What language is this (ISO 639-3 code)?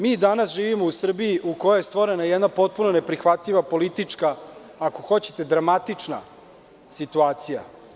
srp